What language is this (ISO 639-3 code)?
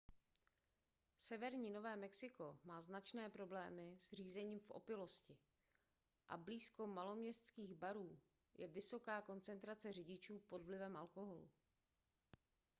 ces